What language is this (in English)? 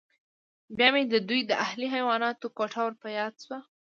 Pashto